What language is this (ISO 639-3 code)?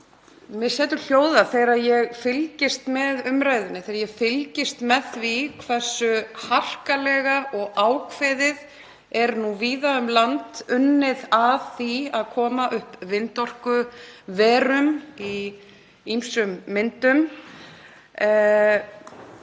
isl